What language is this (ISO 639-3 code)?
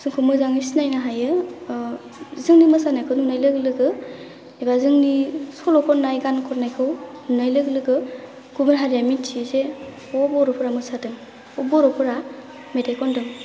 brx